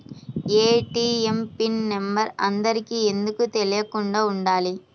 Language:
Telugu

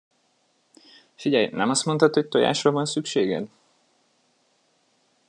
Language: Hungarian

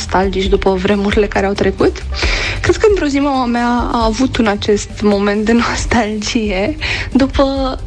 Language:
Romanian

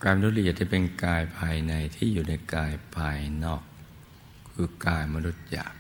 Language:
Thai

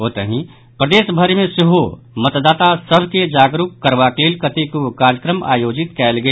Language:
Maithili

